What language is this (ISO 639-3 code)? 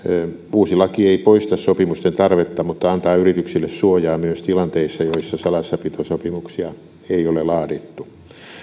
fin